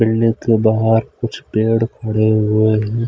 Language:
Hindi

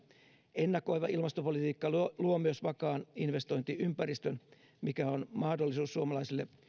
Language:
Finnish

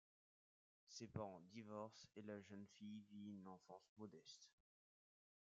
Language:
French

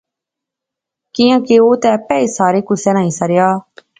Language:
Pahari-Potwari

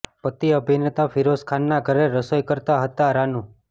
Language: Gujarati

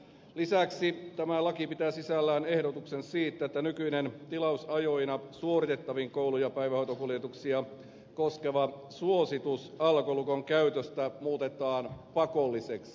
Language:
Finnish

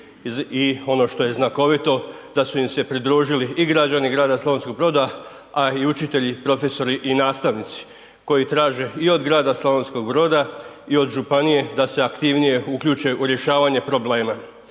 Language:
Croatian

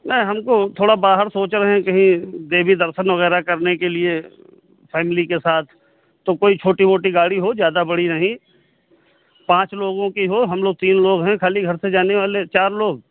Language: Hindi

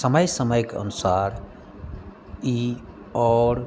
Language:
Maithili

